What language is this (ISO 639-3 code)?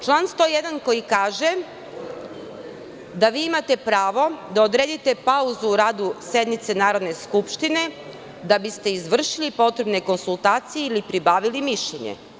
srp